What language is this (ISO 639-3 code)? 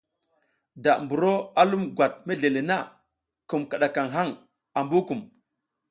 giz